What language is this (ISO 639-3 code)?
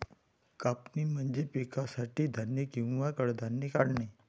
mar